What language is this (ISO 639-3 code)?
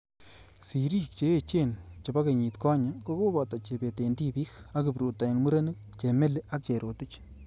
kln